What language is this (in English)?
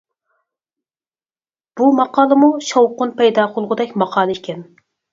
Uyghur